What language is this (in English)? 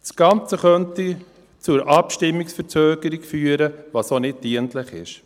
Swiss German